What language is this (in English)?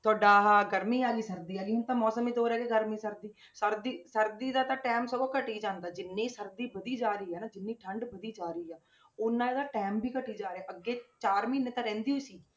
Punjabi